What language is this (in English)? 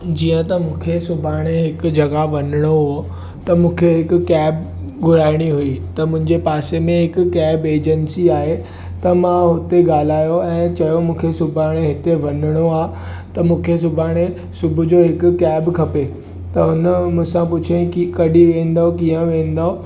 Sindhi